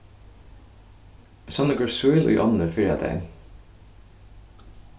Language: Faroese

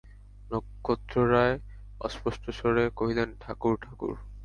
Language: Bangla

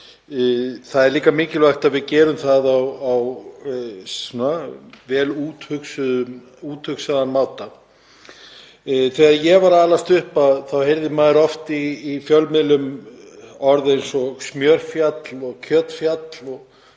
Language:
Icelandic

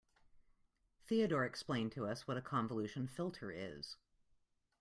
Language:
English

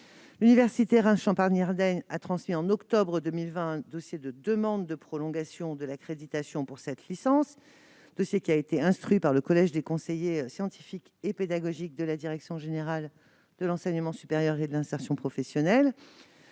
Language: French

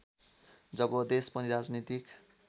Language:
Nepali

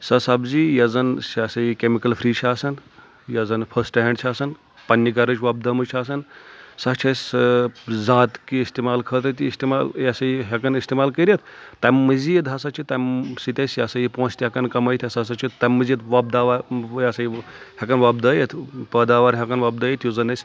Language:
Kashmiri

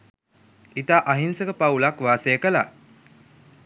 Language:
Sinhala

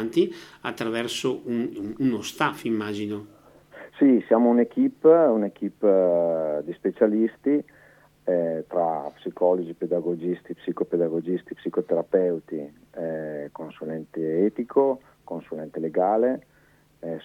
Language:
Italian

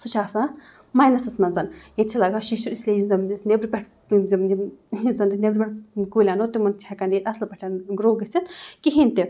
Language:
Kashmiri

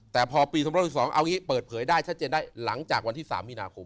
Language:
Thai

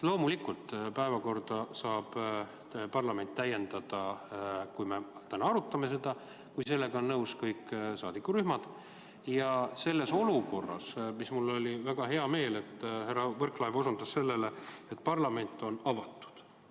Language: Estonian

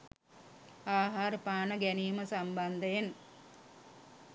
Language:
Sinhala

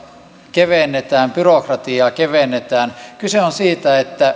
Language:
Finnish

